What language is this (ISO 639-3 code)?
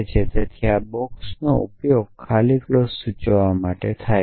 guj